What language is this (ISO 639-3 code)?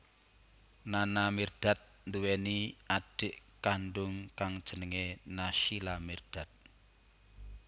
jav